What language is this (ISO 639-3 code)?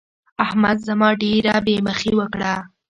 pus